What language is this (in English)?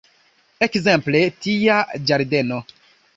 Esperanto